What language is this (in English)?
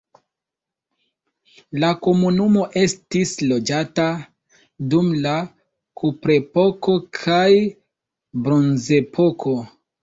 Esperanto